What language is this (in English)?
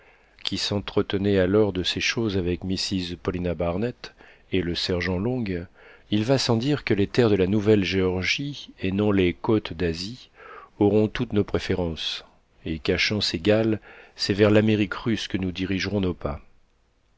French